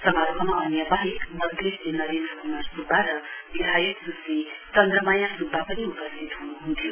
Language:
Nepali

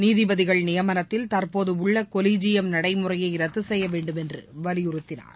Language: Tamil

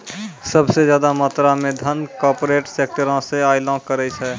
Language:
Maithili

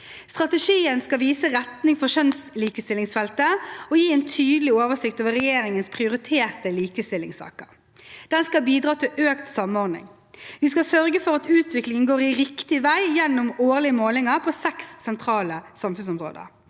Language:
Norwegian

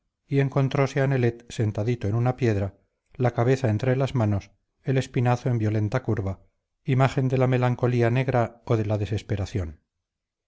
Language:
Spanish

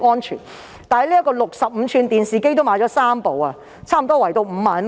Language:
Cantonese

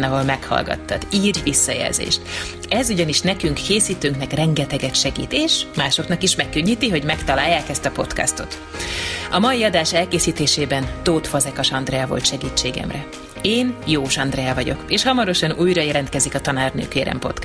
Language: Hungarian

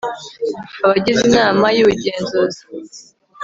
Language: Kinyarwanda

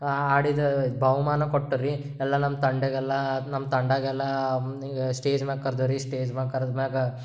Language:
Kannada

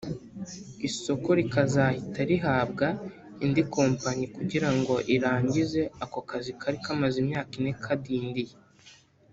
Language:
Kinyarwanda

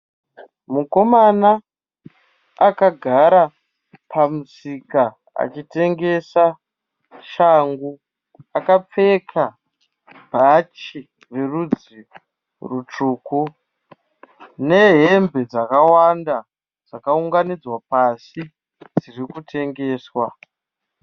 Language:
Shona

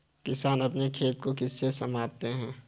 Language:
Hindi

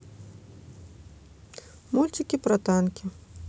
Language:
Russian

